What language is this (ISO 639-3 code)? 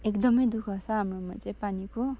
nep